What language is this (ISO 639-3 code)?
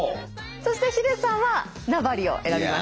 jpn